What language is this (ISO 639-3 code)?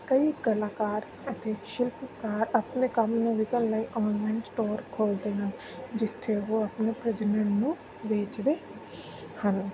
pan